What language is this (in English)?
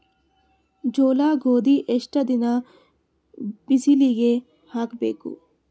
Kannada